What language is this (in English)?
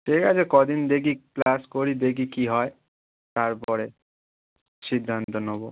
Bangla